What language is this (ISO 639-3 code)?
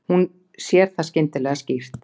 isl